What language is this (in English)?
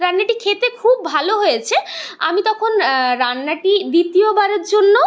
Bangla